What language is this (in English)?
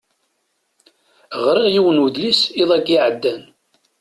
Kabyle